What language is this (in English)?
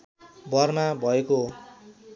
Nepali